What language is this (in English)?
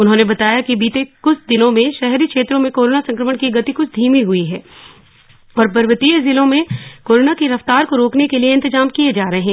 Hindi